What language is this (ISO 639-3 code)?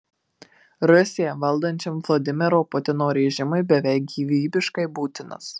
lit